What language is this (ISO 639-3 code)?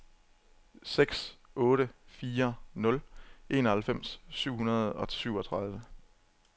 dan